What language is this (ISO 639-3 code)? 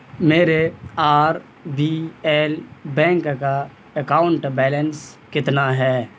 urd